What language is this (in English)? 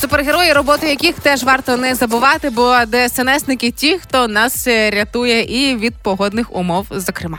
Ukrainian